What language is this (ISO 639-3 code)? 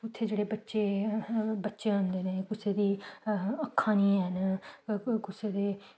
doi